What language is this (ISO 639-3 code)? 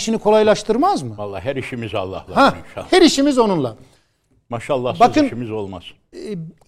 tur